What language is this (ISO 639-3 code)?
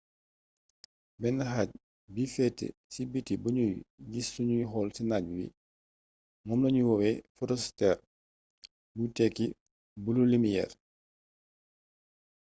wol